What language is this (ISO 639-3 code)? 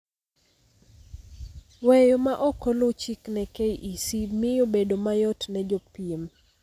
luo